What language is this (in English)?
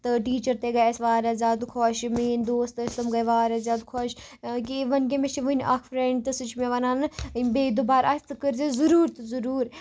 Kashmiri